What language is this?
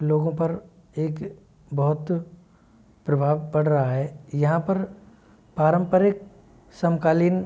Hindi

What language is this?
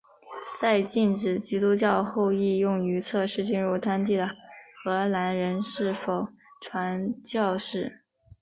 Chinese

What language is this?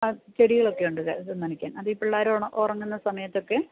Malayalam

